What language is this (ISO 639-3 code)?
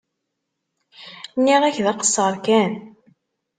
kab